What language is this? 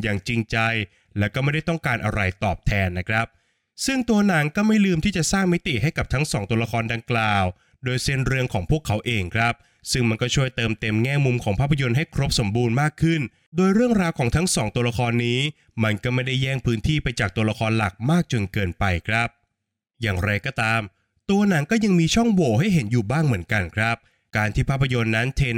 Thai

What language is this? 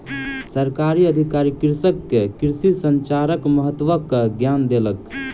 Maithili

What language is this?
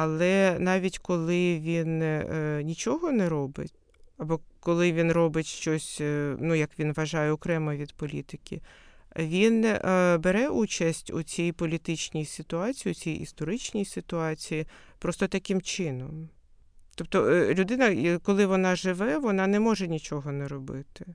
Ukrainian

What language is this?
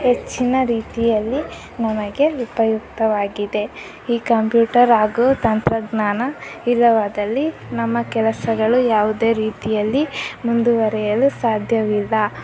Kannada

